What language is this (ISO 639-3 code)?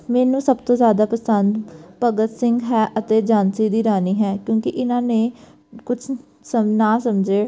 pan